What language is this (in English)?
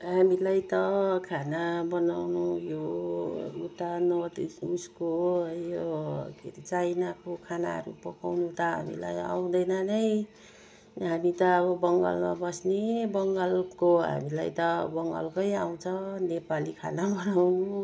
Nepali